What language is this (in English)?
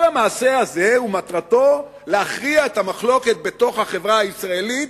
Hebrew